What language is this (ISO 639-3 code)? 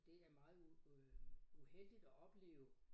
dan